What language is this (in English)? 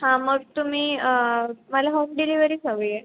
Marathi